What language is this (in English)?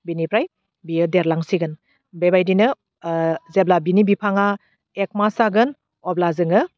Bodo